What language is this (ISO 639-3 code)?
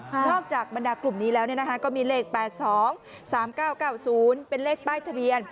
tha